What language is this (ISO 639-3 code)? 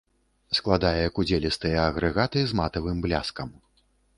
bel